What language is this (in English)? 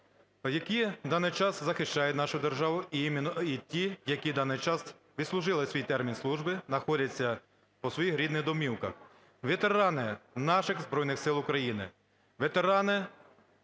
Ukrainian